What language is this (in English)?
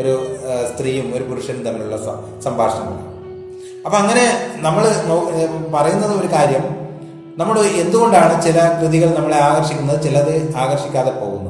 Malayalam